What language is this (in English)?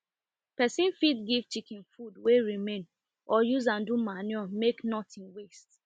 Nigerian Pidgin